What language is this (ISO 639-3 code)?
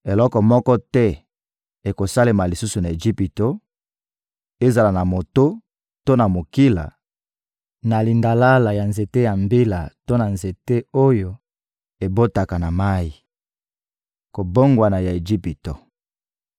lin